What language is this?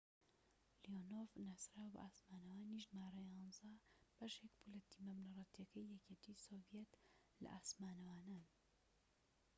Central Kurdish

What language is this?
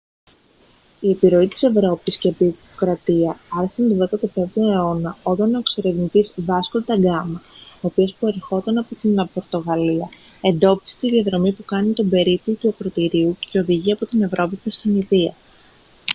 Greek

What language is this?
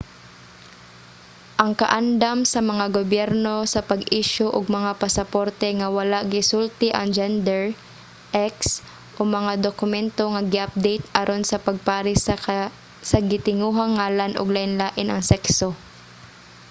Cebuano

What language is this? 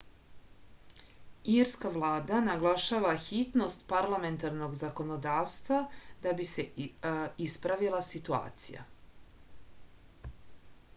Serbian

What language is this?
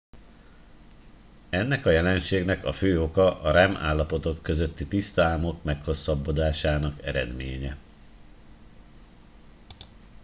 Hungarian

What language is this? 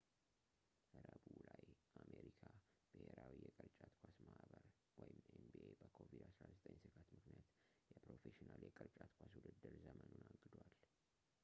Amharic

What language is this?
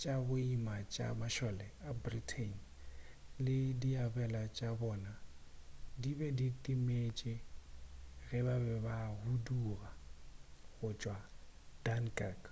Northern Sotho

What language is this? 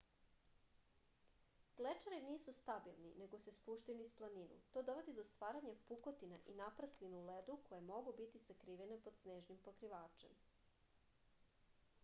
Serbian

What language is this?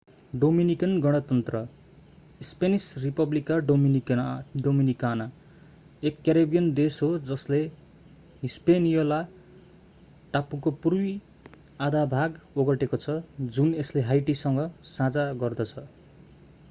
Nepali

